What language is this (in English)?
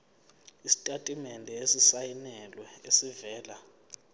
Zulu